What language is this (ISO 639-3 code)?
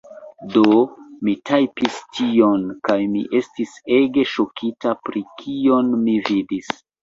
epo